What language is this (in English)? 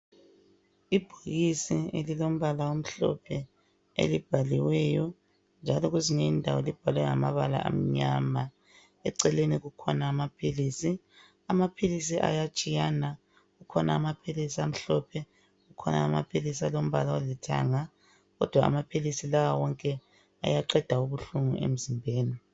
North Ndebele